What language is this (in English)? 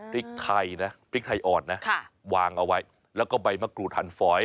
Thai